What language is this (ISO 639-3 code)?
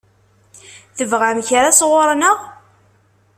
kab